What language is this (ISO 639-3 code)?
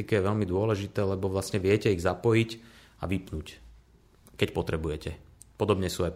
slk